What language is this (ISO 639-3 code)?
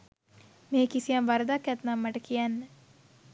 sin